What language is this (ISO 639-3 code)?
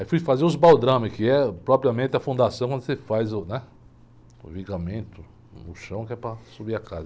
por